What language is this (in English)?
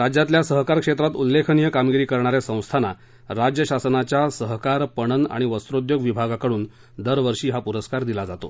Marathi